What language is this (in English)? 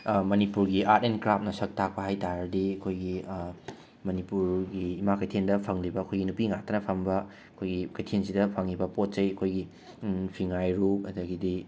Manipuri